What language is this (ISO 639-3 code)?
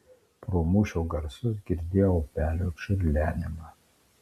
lit